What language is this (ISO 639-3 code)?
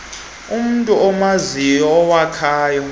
xho